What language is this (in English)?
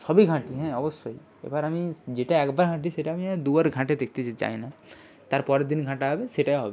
Bangla